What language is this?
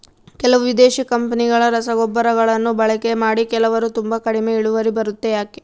Kannada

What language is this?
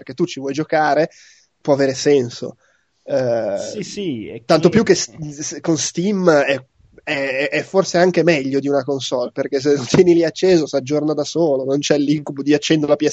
Italian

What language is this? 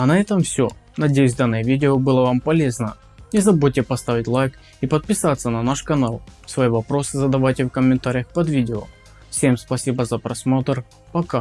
Russian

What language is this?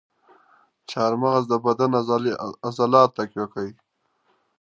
Pashto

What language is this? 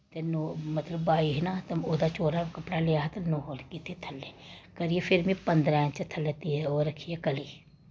Dogri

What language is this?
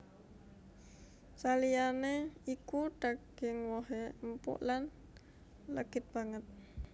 Javanese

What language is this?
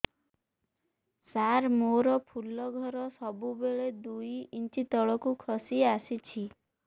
Odia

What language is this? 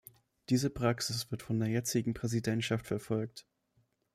German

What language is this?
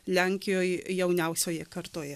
Lithuanian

